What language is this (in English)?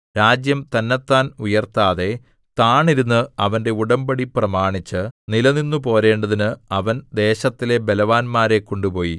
Malayalam